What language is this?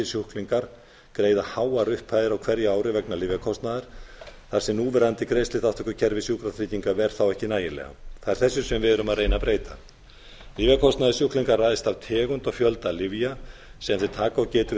Icelandic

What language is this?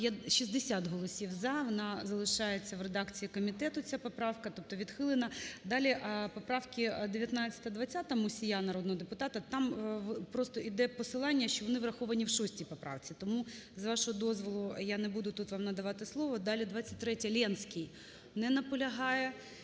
Ukrainian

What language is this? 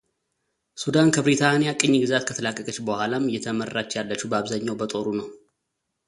Amharic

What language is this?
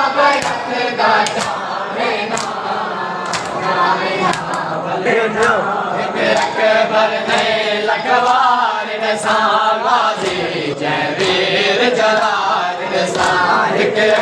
Urdu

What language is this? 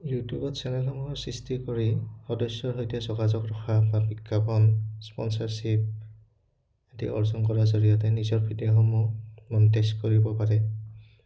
Assamese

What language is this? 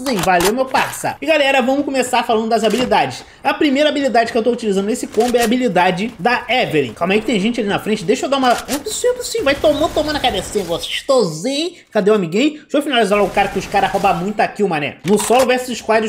Portuguese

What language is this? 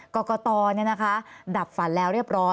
Thai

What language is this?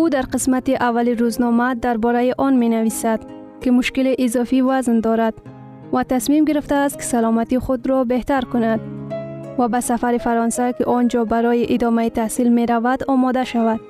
Persian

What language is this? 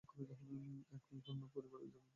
Bangla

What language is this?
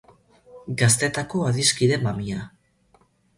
Basque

